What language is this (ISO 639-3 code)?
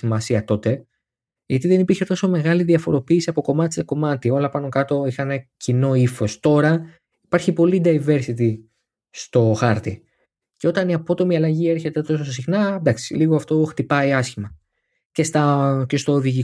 ell